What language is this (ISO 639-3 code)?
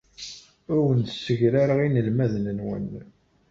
kab